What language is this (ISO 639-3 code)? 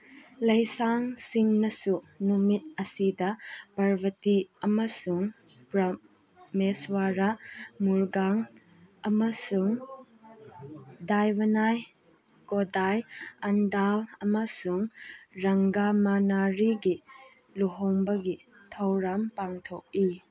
mni